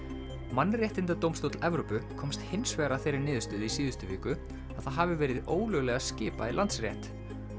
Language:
Icelandic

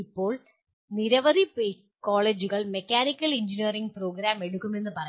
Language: Malayalam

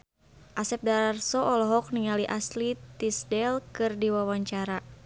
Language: Sundanese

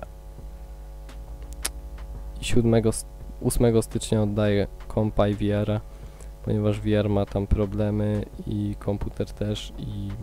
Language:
Polish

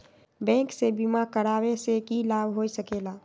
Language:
Magahi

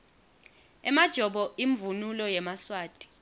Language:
Swati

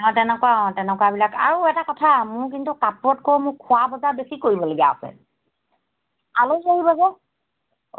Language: Assamese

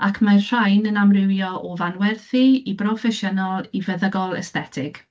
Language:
Welsh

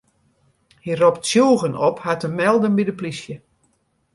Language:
Western Frisian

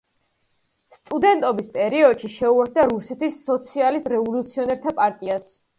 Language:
Georgian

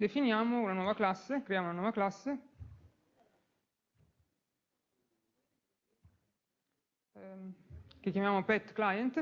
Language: Italian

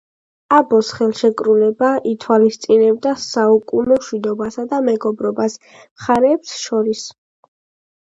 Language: Georgian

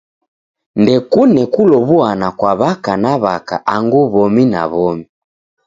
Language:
Taita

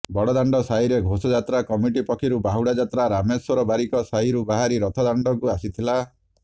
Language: Odia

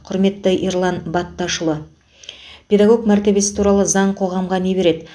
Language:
Kazakh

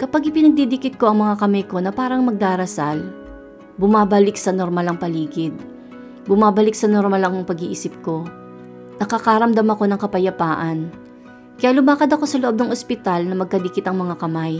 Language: Filipino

